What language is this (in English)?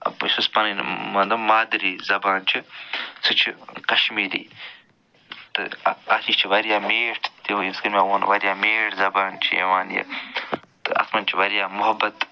Kashmiri